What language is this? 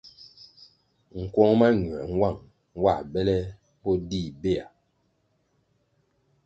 Kwasio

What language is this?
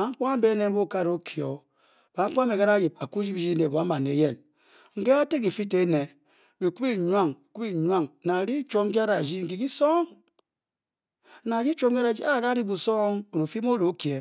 Bokyi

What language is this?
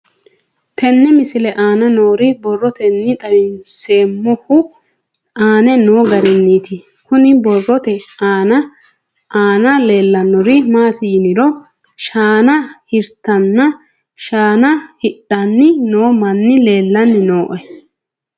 Sidamo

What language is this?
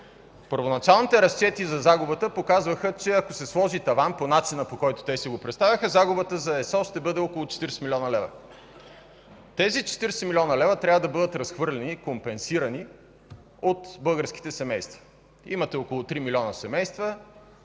Bulgarian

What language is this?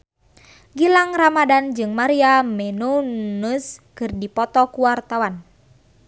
Sundanese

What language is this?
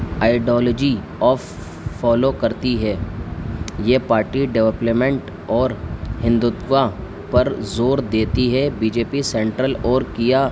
Urdu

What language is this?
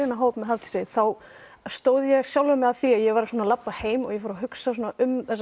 Icelandic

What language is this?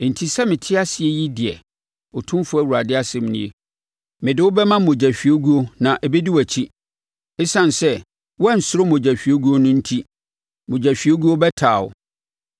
Akan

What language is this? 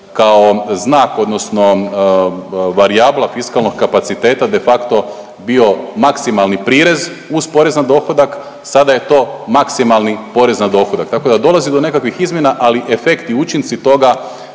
Croatian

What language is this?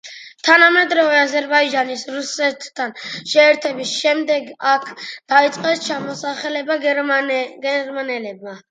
Georgian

